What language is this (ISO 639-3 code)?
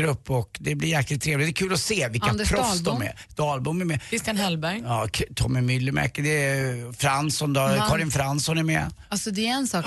swe